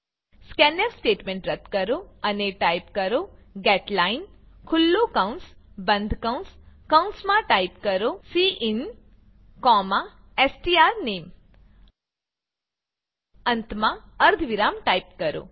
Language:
Gujarati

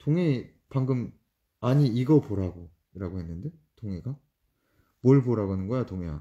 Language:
Korean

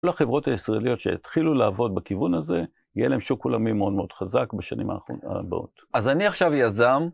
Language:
Hebrew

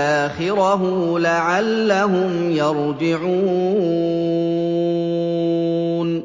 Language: Arabic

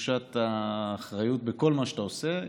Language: Hebrew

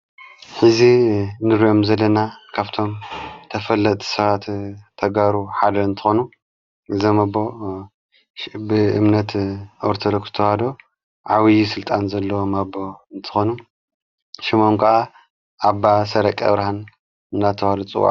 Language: Tigrinya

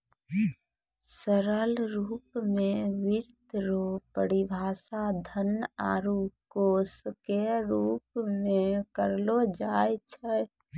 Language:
Maithili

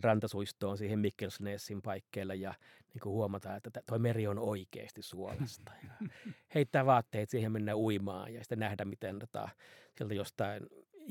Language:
Finnish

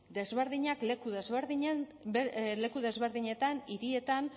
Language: Basque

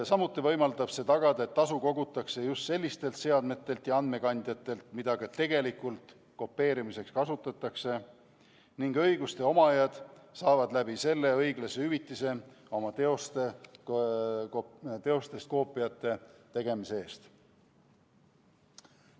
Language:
Estonian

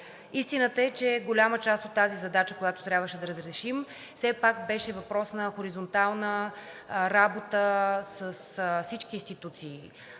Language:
Bulgarian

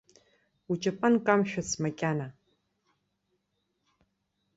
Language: Abkhazian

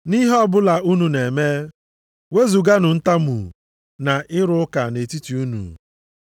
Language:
Igbo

